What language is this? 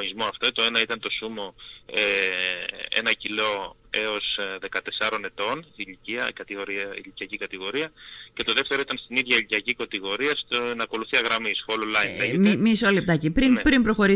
Greek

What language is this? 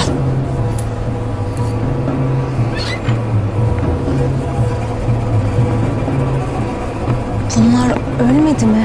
Turkish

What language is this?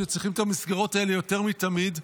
Hebrew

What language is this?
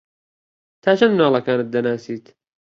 Central Kurdish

